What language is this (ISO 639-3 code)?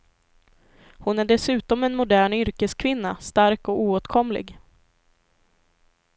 swe